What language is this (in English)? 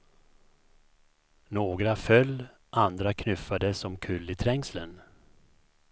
Swedish